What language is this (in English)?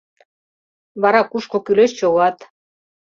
Mari